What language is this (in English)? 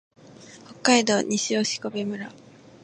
Japanese